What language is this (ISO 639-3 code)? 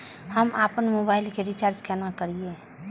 mai